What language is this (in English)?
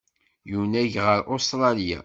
Kabyle